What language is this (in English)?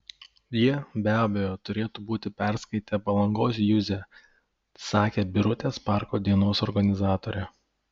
Lithuanian